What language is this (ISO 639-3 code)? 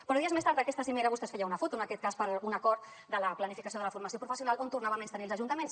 cat